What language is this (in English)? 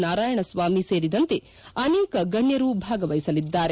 Kannada